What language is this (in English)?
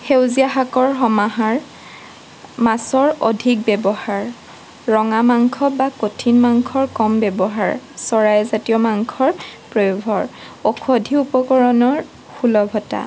Assamese